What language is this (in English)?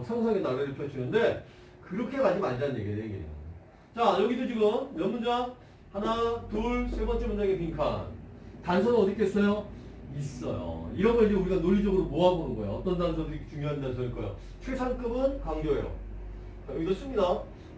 Korean